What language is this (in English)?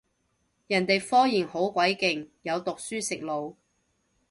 Cantonese